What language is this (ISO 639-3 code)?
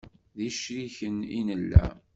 kab